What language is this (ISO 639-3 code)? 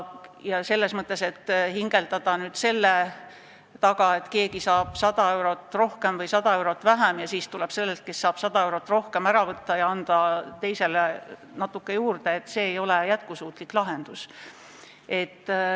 est